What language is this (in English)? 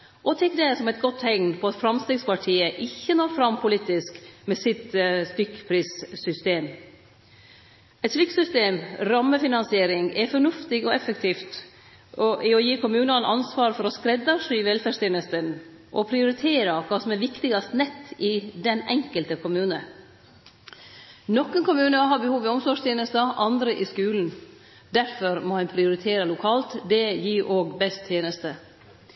Norwegian Nynorsk